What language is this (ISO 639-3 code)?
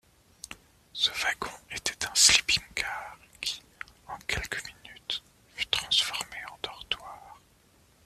fra